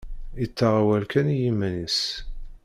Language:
Kabyle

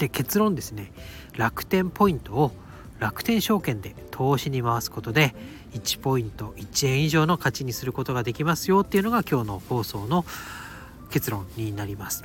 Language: Japanese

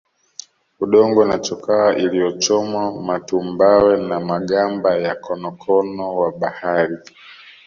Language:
Swahili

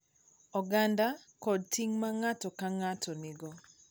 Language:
Luo (Kenya and Tanzania)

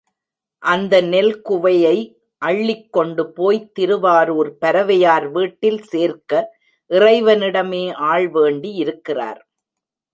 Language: Tamil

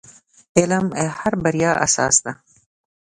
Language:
Pashto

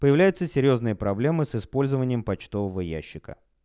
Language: Russian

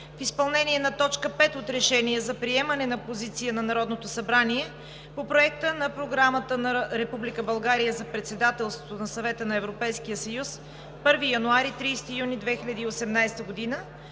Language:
Bulgarian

